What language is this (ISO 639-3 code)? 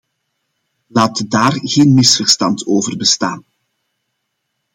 nld